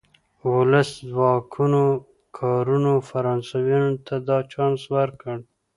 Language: Pashto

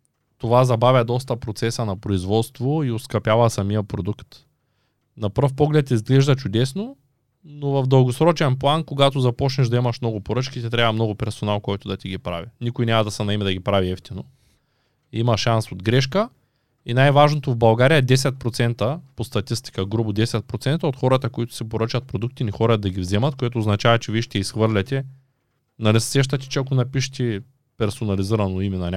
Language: Bulgarian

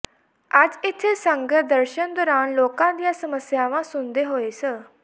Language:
Punjabi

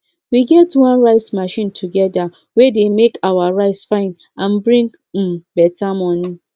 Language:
Nigerian Pidgin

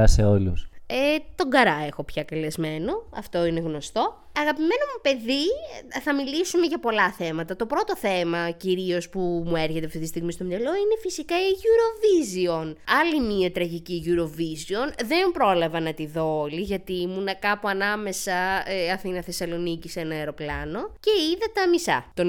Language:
Greek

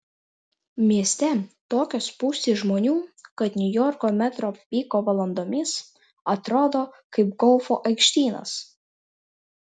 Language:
Lithuanian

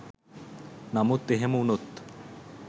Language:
Sinhala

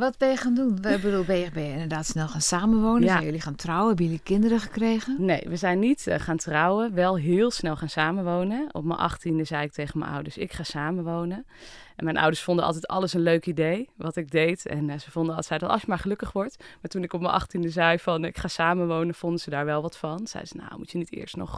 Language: Dutch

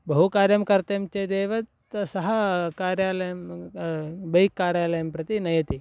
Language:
Sanskrit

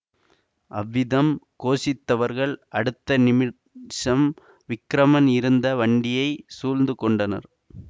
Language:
Tamil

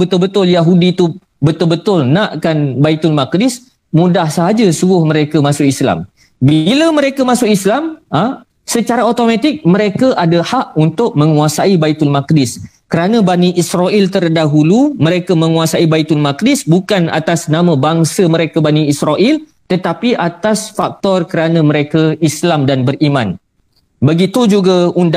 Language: Malay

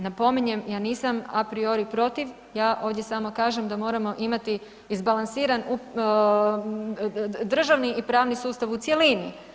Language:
Croatian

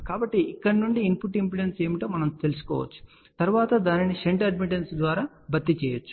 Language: Telugu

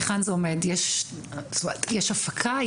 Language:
Hebrew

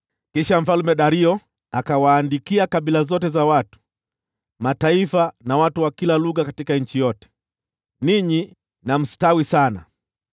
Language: Swahili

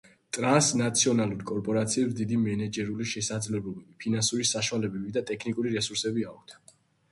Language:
Georgian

